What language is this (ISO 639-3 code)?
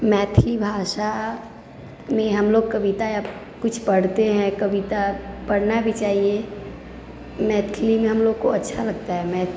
mai